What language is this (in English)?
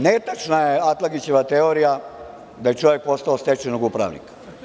Serbian